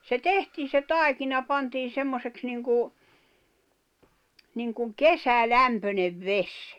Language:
Finnish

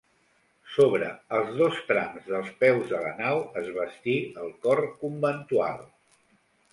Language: Catalan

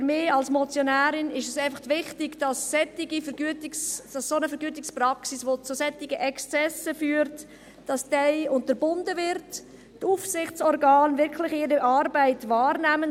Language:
Swiss German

